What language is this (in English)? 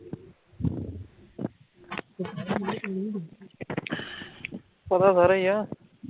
Punjabi